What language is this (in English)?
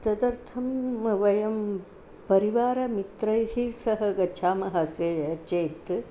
Sanskrit